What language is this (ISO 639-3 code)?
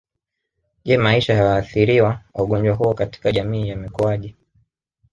swa